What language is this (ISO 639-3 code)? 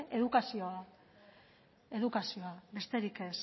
eus